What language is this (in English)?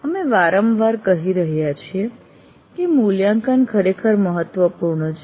Gujarati